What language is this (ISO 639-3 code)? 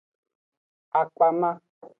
ajg